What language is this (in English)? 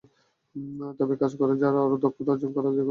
Bangla